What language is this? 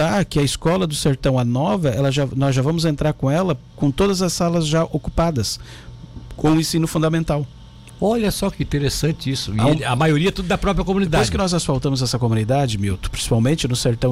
Portuguese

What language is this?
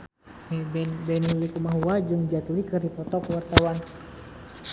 Sundanese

